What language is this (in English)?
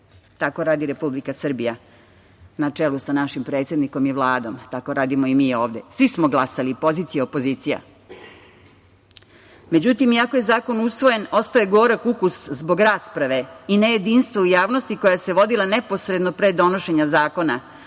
Serbian